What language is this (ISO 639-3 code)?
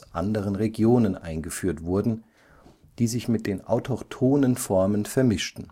deu